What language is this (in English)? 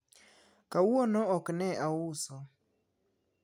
Luo (Kenya and Tanzania)